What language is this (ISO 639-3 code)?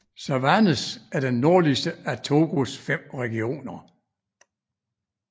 dan